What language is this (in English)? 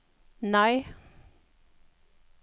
Norwegian